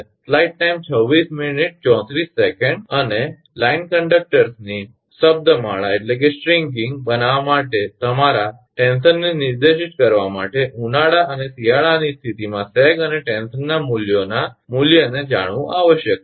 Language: Gujarati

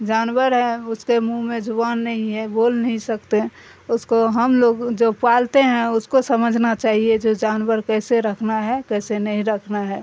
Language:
Urdu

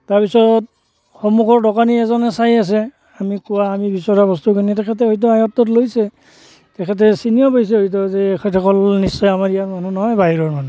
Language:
Assamese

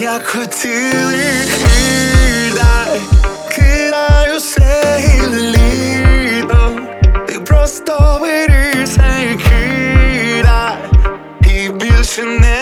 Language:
Ukrainian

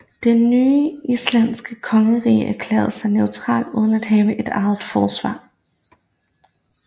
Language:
Danish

